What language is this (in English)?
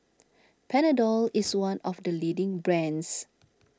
English